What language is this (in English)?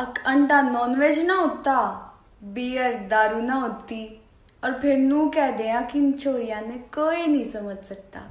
Hindi